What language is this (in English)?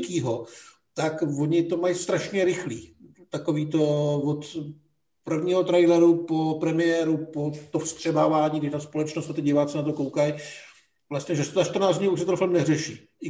Czech